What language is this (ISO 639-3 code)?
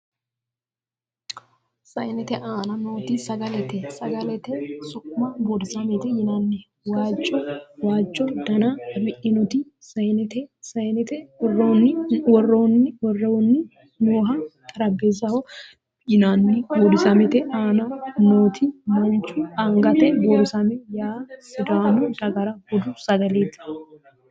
sid